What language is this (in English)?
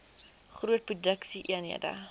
Afrikaans